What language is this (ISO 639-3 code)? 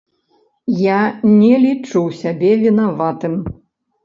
bel